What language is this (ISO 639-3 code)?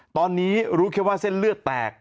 tha